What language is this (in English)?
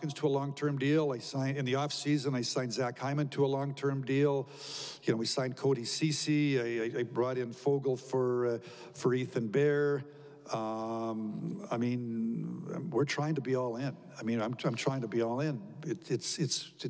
English